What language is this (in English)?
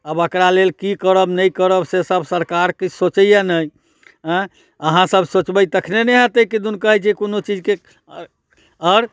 Maithili